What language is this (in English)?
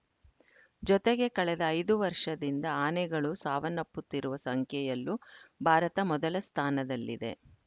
Kannada